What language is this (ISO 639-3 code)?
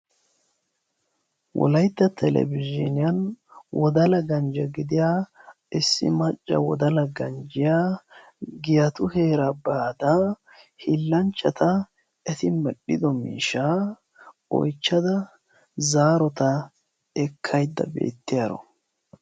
wal